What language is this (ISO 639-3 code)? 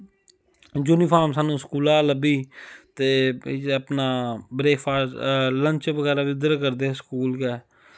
doi